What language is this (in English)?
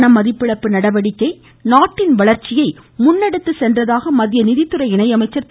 Tamil